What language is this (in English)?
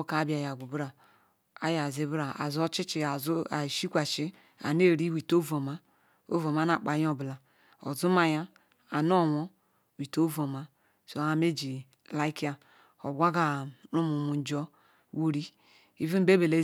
Ikwere